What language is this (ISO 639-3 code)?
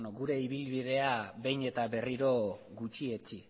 eus